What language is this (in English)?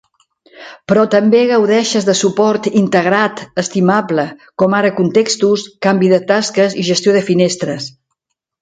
Catalan